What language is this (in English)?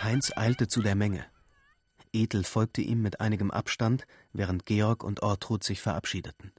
German